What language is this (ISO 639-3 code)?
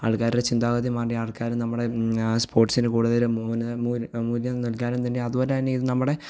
mal